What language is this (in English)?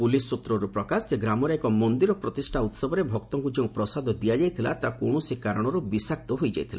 Odia